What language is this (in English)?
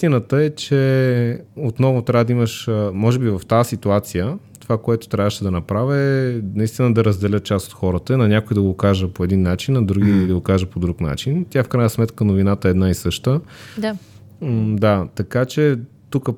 Bulgarian